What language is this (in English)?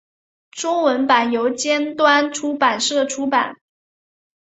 Chinese